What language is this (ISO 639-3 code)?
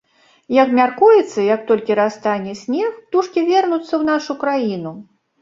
bel